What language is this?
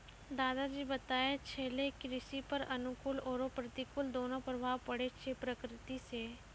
Maithili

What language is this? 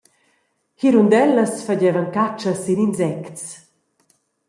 Romansh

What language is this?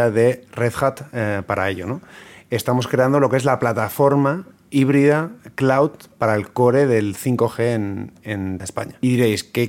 Spanish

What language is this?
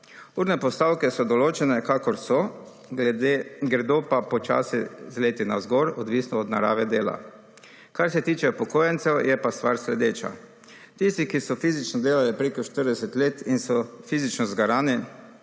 Slovenian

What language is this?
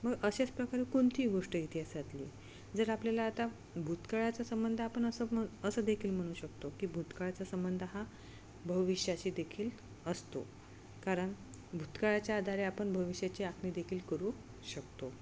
Marathi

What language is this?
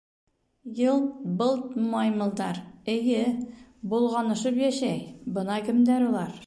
Bashkir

